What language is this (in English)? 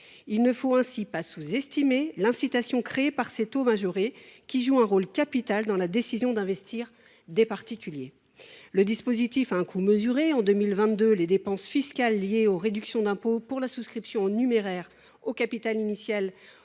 French